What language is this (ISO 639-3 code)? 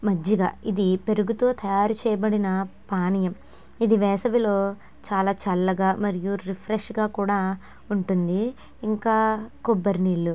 tel